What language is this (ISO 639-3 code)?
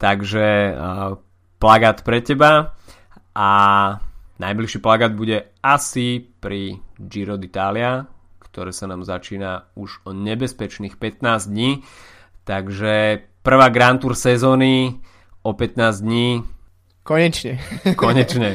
slk